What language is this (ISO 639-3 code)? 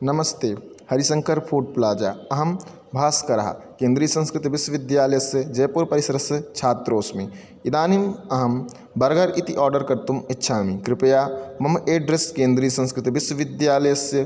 san